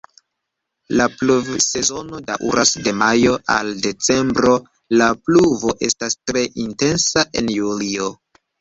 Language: Esperanto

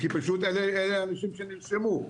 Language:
Hebrew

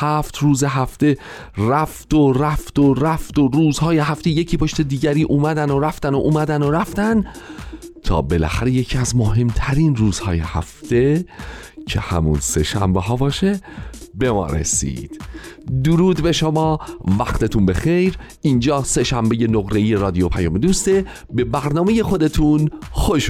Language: Persian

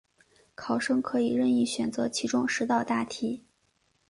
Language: Chinese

